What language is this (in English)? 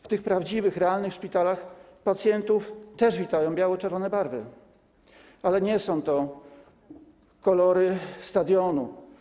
Polish